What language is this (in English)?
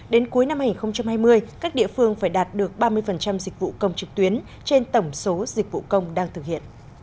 Vietnamese